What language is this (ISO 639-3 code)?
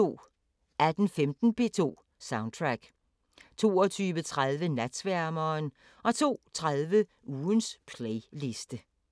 dan